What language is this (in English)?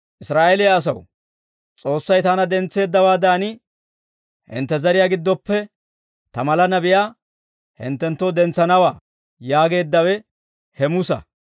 Dawro